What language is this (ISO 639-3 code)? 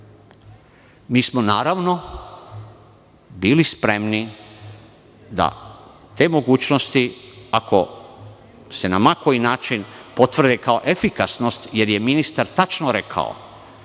srp